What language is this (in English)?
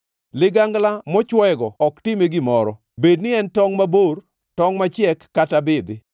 Luo (Kenya and Tanzania)